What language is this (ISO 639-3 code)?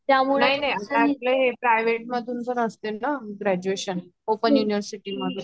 mar